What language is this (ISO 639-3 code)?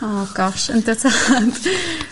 cym